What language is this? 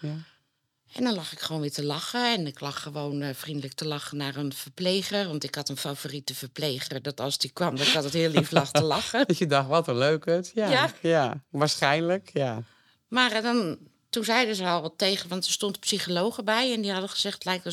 Dutch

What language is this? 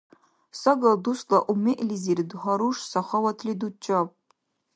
Dargwa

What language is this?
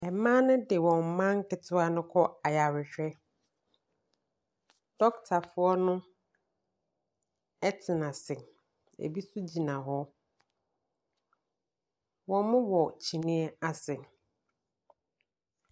Akan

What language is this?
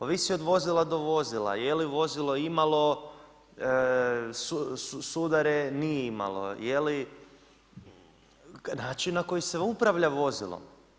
Croatian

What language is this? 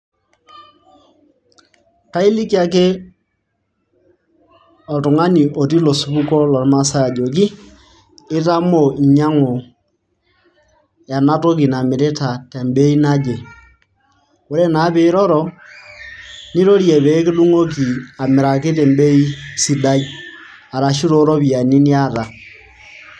Masai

